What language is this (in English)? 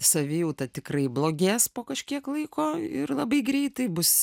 Lithuanian